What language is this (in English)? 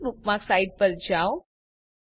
Gujarati